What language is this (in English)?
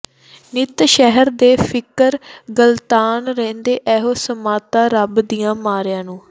Punjabi